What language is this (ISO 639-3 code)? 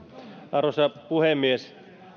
fin